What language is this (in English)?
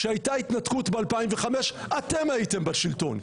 Hebrew